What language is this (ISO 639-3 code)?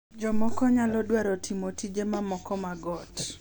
luo